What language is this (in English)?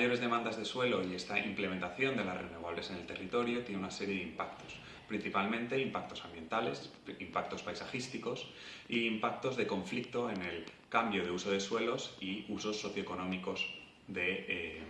Spanish